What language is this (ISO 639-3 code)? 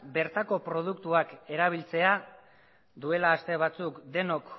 eus